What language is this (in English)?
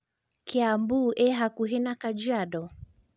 Kikuyu